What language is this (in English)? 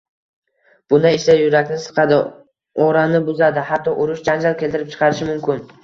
Uzbek